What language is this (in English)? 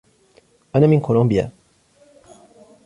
Arabic